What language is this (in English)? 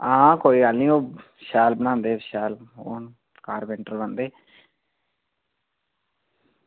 Dogri